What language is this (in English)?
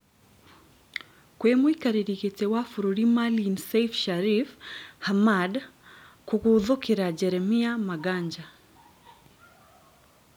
Kikuyu